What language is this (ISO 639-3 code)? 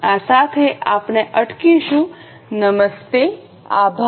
guj